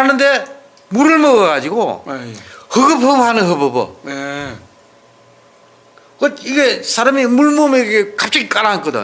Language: Korean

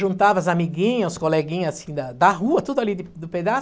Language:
Portuguese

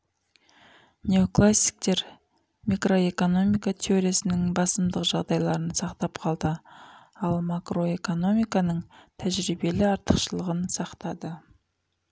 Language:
Kazakh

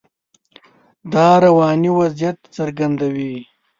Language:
Pashto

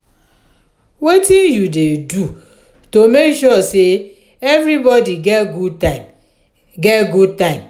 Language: Nigerian Pidgin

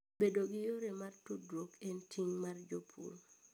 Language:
Luo (Kenya and Tanzania)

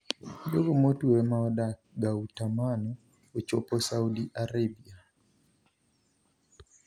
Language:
Luo (Kenya and Tanzania)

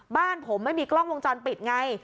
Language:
Thai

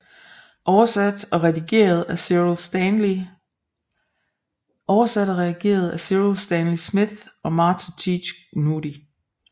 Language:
Danish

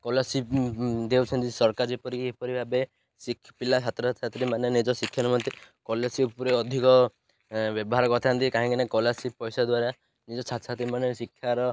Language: Odia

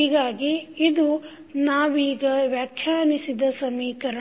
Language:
Kannada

